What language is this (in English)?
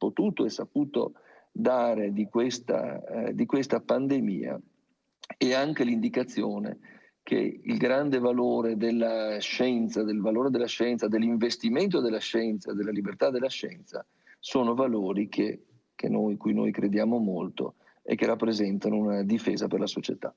Italian